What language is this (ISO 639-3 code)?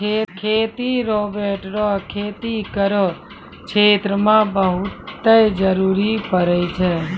mai